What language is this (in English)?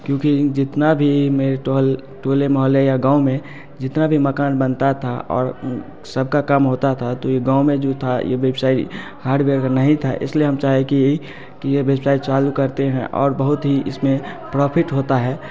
Hindi